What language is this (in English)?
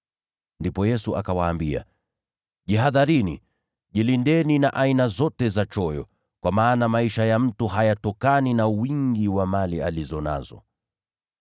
Swahili